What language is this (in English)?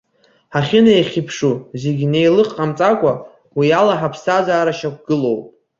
Abkhazian